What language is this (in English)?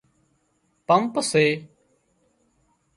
Wadiyara Koli